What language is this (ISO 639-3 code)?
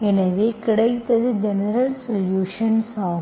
tam